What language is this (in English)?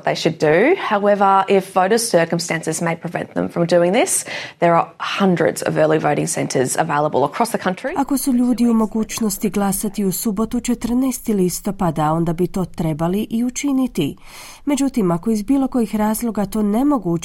Croatian